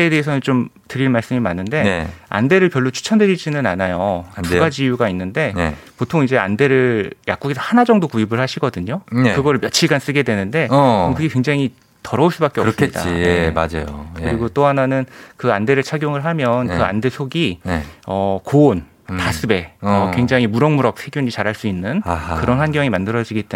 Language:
Korean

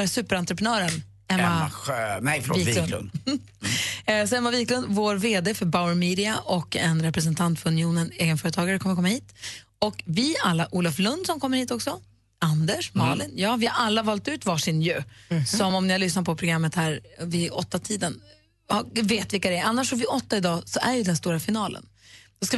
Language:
Swedish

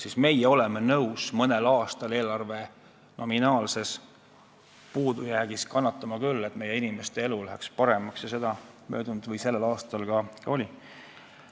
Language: Estonian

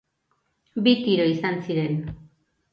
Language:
Basque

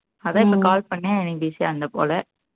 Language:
Tamil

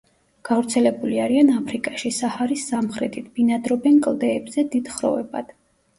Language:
Georgian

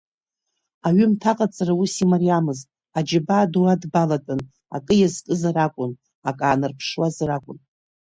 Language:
Abkhazian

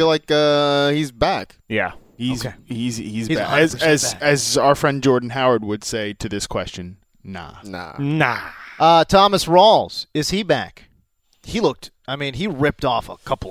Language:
English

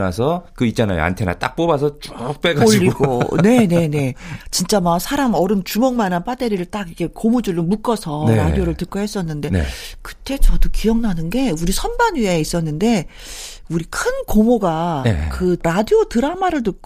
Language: Korean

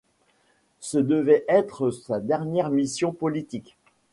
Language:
French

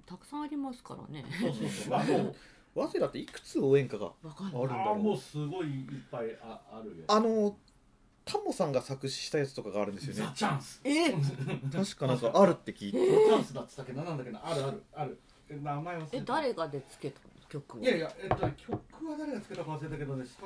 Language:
Japanese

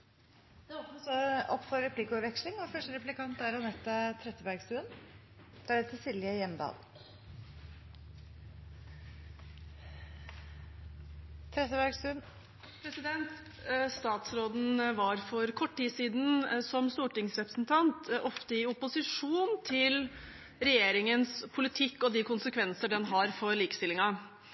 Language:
Norwegian Bokmål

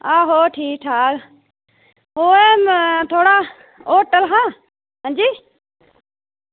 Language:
Dogri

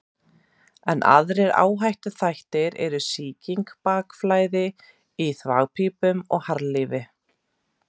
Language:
Icelandic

